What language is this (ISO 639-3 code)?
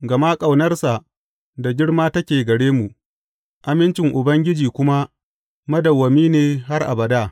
hau